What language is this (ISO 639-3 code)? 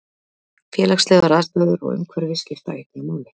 isl